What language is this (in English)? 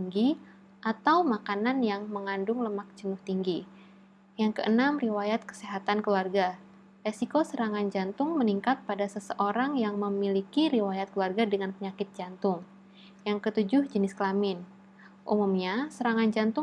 Indonesian